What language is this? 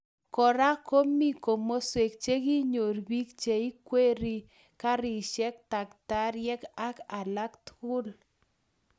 Kalenjin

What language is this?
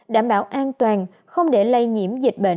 Vietnamese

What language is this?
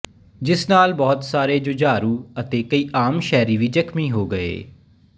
Punjabi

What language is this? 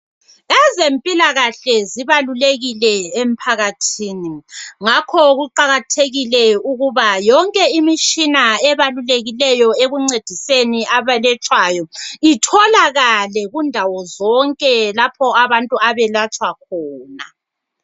North Ndebele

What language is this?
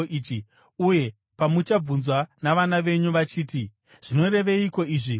Shona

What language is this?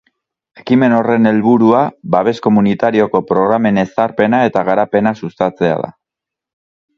Basque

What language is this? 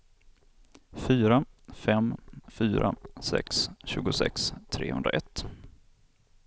Swedish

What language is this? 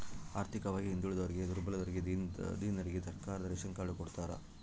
Kannada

